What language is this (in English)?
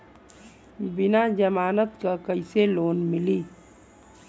Bhojpuri